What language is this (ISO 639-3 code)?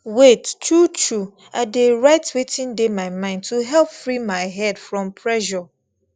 pcm